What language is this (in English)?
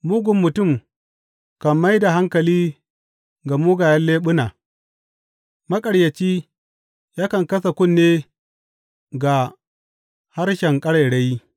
Hausa